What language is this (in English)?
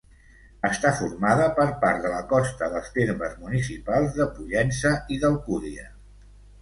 Catalan